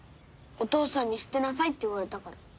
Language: Japanese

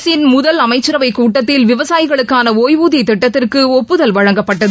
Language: Tamil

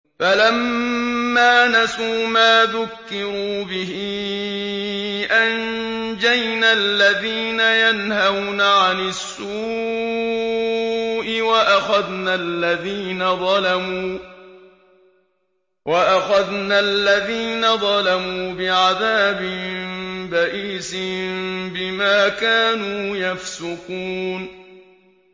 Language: Arabic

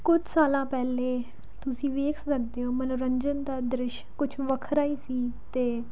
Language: Punjabi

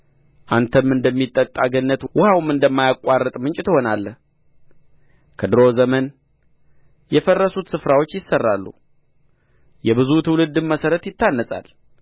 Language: Amharic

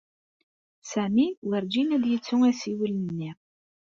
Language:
Kabyle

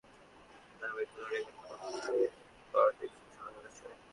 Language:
Bangla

